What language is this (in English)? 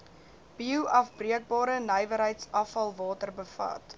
Afrikaans